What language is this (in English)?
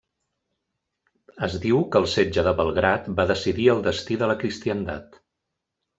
Catalan